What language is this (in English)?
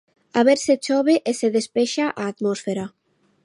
Galician